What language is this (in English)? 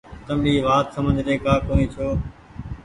Goaria